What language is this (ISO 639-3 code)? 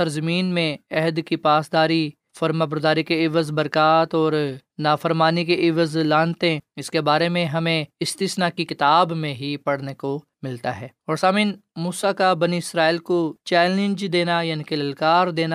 urd